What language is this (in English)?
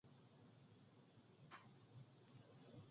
Korean